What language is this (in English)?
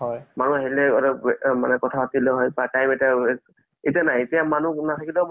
Assamese